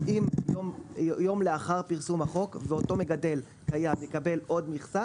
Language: Hebrew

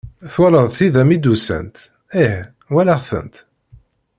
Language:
Kabyle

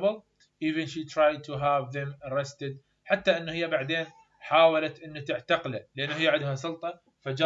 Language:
Arabic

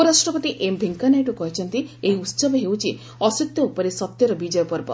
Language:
Odia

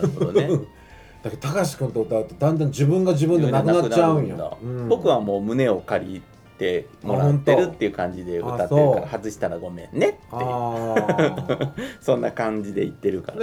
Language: Japanese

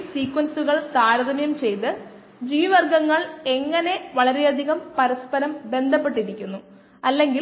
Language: Malayalam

